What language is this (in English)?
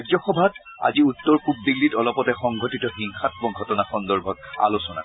Assamese